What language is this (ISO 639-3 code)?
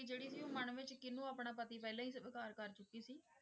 pan